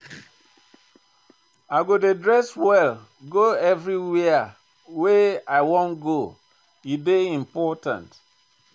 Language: Nigerian Pidgin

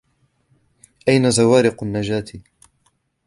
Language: Arabic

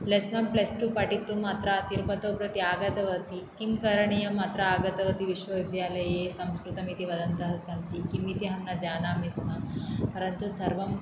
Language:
Sanskrit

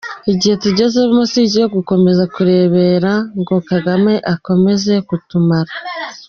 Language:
Kinyarwanda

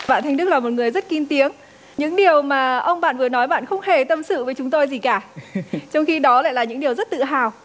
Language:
Vietnamese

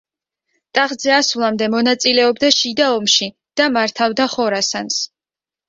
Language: Georgian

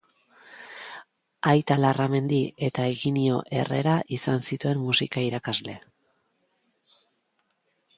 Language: Basque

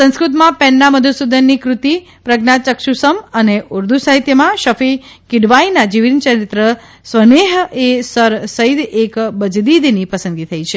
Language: Gujarati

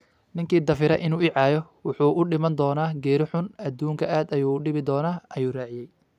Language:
Somali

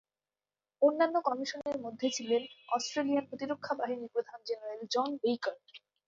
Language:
Bangla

